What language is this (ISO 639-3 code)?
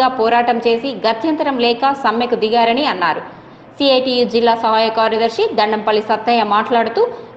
hin